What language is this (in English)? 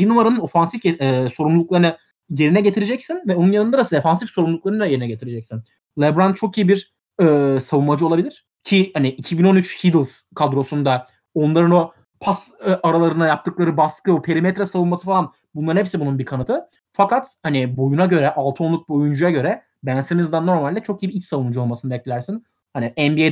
Turkish